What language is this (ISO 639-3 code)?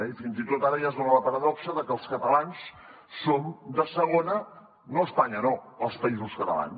cat